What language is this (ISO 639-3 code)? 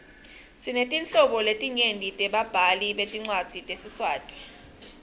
ssw